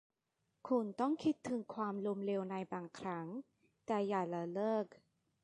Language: Thai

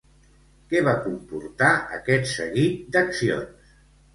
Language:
Catalan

